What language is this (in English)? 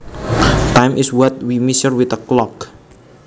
Javanese